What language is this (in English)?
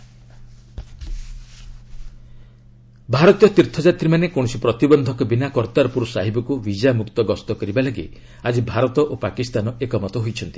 Odia